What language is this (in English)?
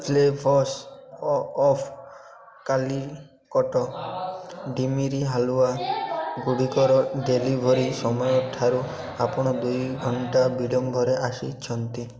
Odia